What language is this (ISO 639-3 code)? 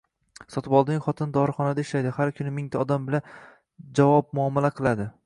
uzb